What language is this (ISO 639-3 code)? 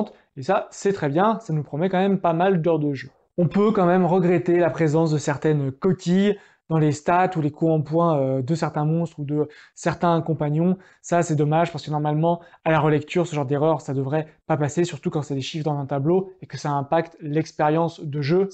fra